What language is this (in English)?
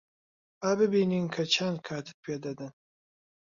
Central Kurdish